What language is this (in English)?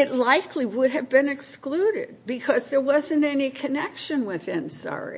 English